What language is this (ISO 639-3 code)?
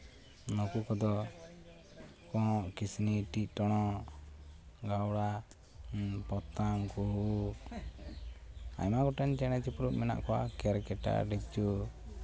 sat